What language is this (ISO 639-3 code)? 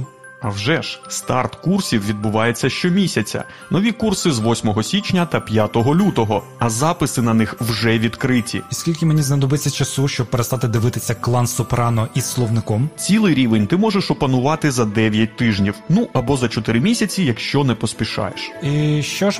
ukr